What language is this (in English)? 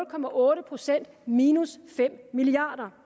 Danish